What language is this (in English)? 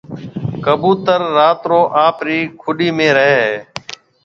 Marwari (Pakistan)